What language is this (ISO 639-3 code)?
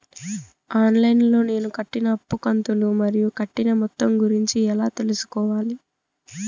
tel